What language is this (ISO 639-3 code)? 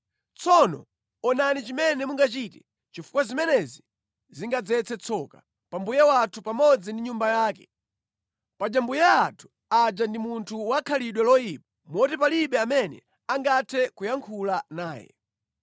nya